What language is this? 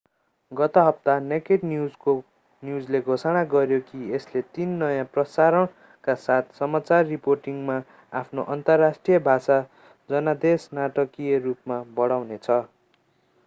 Nepali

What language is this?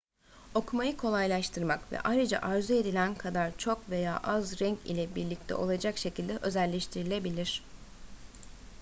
Turkish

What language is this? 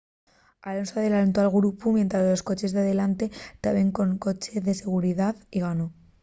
Asturian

